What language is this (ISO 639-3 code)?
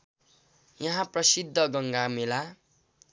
nep